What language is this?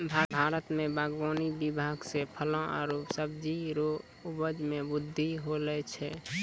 Maithili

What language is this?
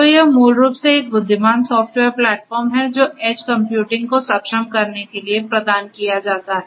Hindi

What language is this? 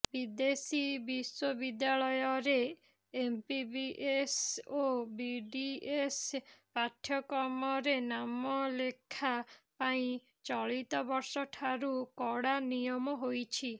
Odia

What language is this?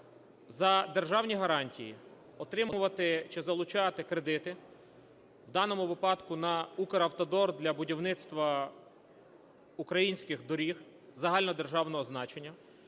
Ukrainian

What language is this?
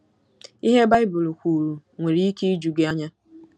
Igbo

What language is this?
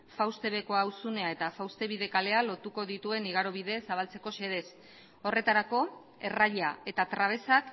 Basque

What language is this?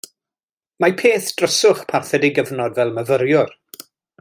Welsh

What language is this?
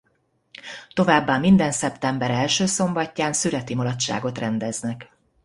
Hungarian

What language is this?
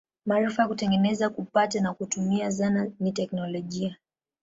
Swahili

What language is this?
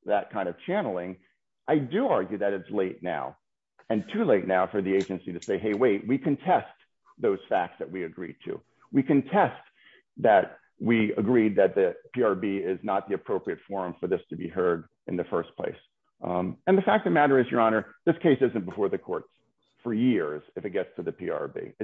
English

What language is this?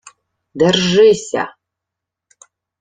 Ukrainian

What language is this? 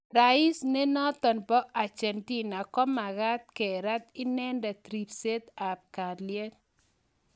Kalenjin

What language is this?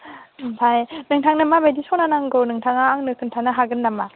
Bodo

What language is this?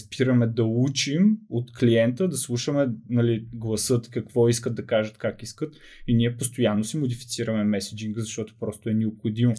Bulgarian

